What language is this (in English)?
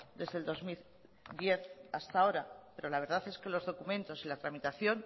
Spanish